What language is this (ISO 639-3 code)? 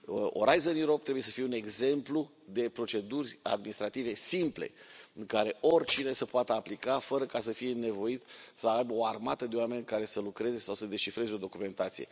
ron